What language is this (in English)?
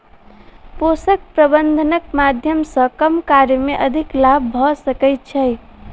Maithili